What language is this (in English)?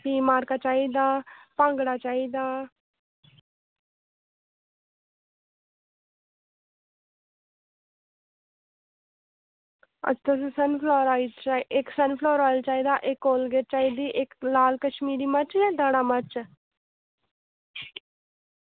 Dogri